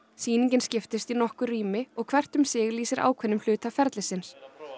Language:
Icelandic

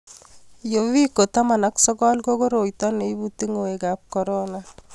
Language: Kalenjin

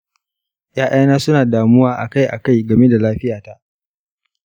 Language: Hausa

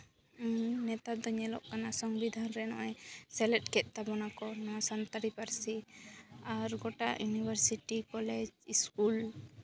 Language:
Santali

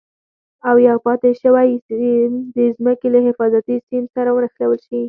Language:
Pashto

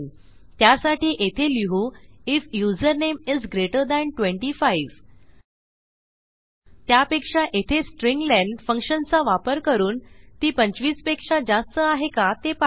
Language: Marathi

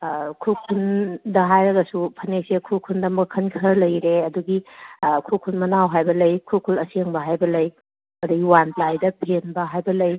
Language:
Manipuri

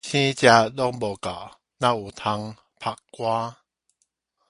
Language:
Min Nan Chinese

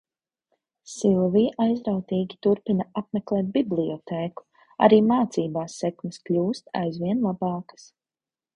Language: Latvian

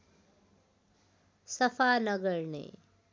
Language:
Nepali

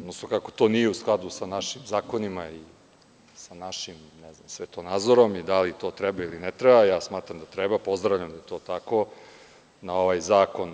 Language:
Serbian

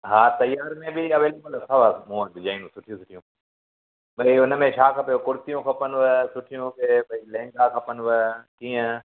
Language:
Sindhi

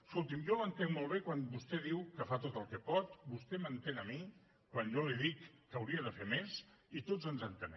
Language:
Catalan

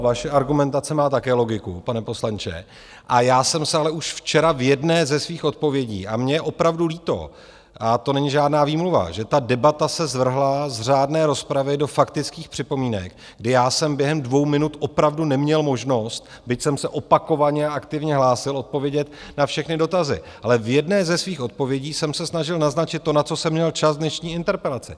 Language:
Czech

